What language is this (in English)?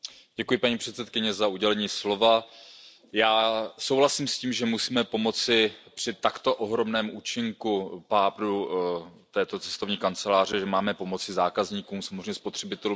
Czech